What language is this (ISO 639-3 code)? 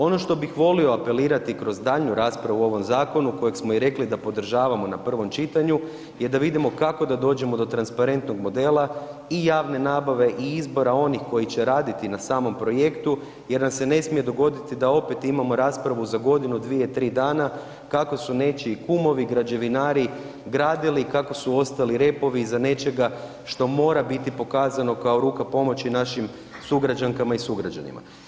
hrv